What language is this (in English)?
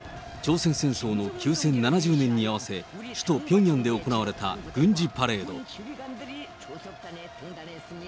Japanese